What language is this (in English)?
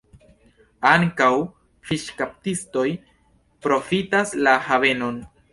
Esperanto